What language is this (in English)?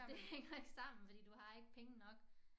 Danish